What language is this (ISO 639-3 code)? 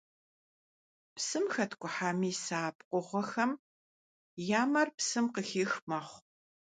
kbd